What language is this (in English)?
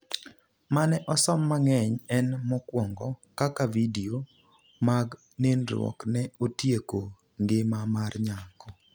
Luo (Kenya and Tanzania)